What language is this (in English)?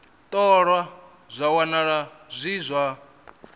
Venda